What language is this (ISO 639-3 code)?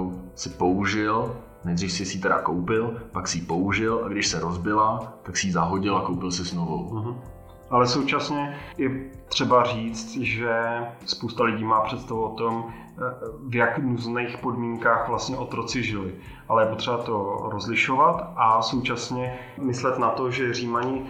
ces